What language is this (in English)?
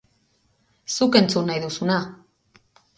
Basque